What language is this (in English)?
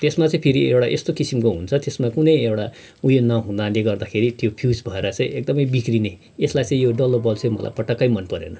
Nepali